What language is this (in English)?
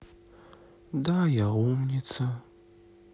Russian